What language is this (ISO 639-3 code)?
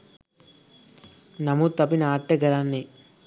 sin